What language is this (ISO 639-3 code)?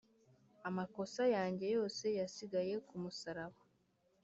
kin